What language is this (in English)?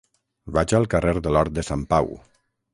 Catalan